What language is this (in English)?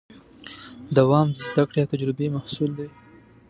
Pashto